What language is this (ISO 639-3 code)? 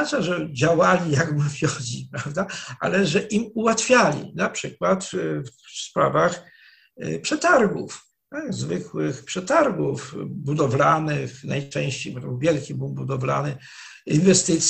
pol